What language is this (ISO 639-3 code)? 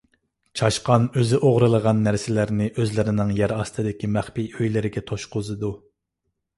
uig